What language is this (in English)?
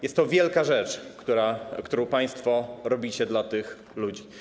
Polish